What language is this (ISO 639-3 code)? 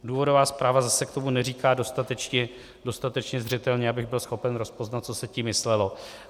ces